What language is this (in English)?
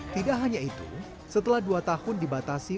Indonesian